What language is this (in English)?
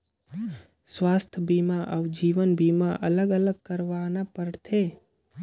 Chhattisgarhi